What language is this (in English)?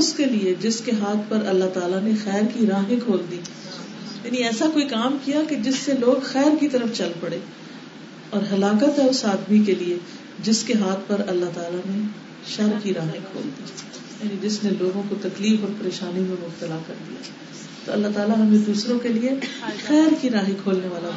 Urdu